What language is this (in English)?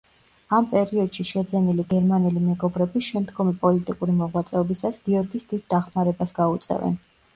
Georgian